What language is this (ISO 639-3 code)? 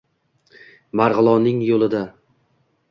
uzb